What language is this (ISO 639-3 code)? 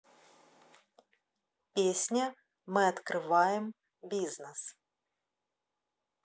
rus